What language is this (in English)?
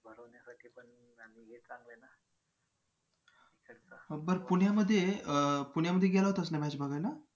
Marathi